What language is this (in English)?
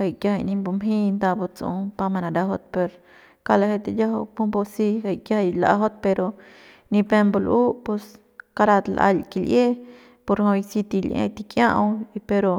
Central Pame